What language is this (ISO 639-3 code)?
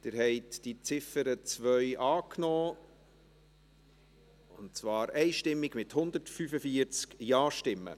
gsw